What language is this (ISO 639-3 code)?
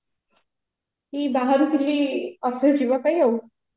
ori